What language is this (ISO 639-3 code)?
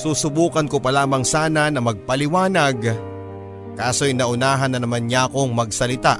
fil